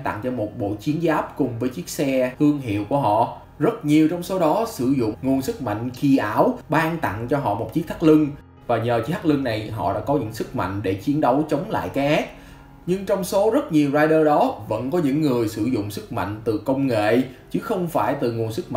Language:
Vietnamese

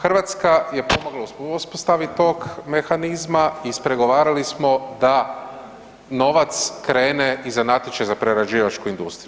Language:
Croatian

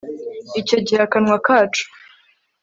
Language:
Kinyarwanda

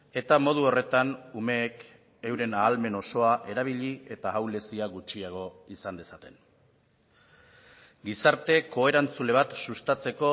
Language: Basque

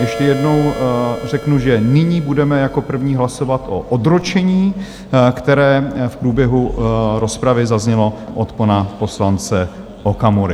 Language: Czech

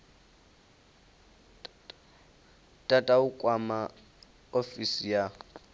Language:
Venda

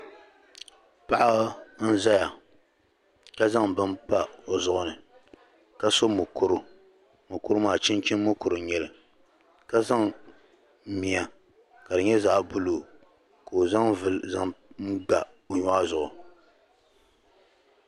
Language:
Dagbani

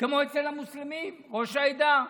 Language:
Hebrew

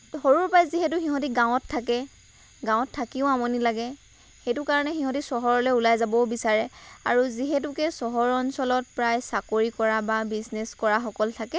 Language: Assamese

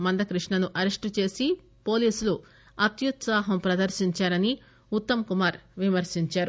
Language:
Telugu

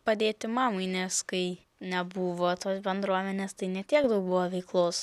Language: Lithuanian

